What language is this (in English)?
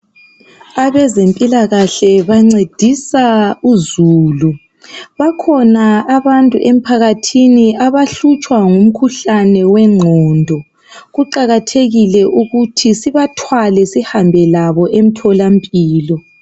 North Ndebele